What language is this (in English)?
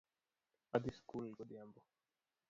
Luo (Kenya and Tanzania)